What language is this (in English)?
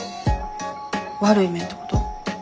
Japanese